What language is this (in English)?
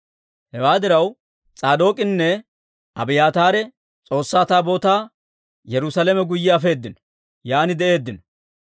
Dawro